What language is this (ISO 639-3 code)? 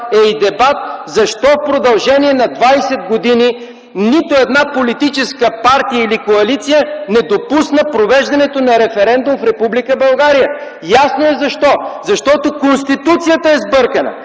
bul